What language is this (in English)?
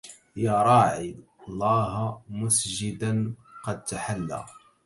Arabic